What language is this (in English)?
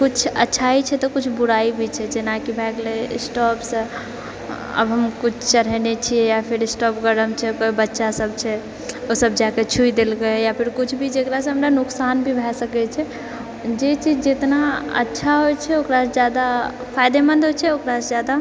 Maithili